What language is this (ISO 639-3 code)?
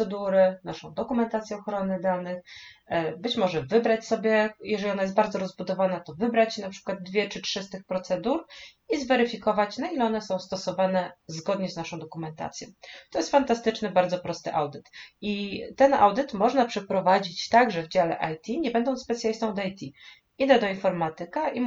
pol